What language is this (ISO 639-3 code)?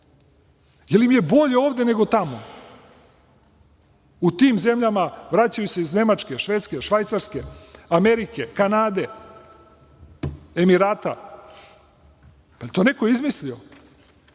srp